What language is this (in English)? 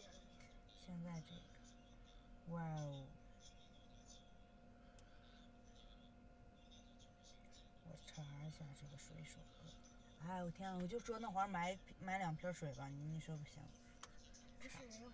Chinese